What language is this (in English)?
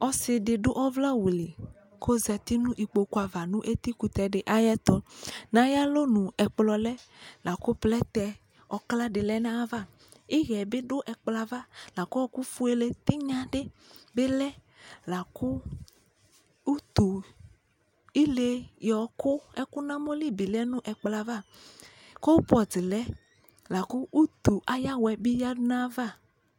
Ikposo